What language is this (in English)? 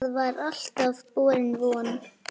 Icelandic